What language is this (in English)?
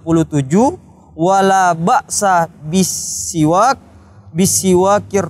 Indonesian